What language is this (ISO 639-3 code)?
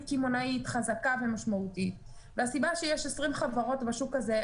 heb